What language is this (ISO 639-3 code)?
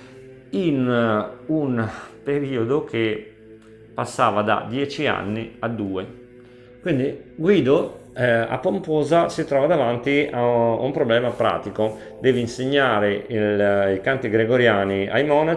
ita